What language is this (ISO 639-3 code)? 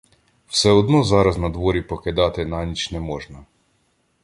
ukr